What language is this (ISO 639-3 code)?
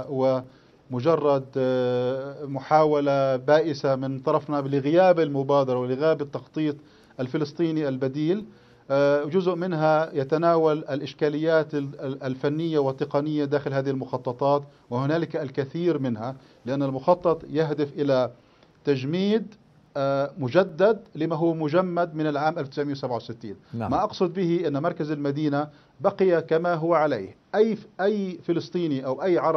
ara